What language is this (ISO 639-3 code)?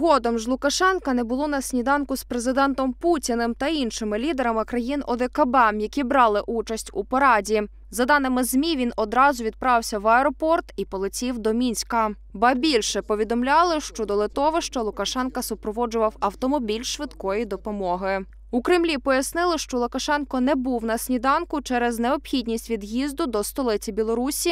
ukr